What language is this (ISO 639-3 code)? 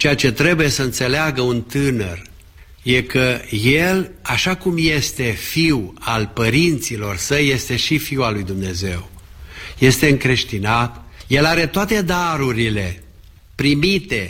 ron